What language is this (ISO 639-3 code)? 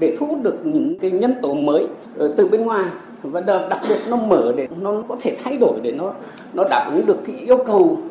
vie